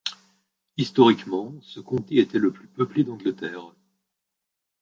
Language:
French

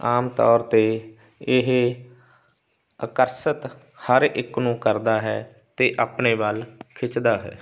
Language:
Punjabi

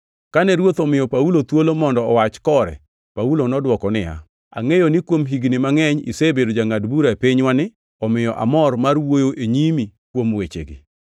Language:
Luo (Kenya and Tanzania)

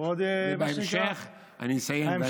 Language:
Hebrew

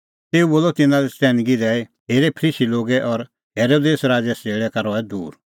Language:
Kullu Pahari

